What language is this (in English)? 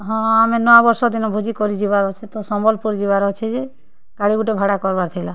Odia